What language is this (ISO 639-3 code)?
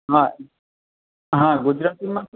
guj